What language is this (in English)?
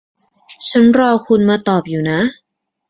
Thai